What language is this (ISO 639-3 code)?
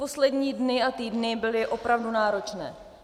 ces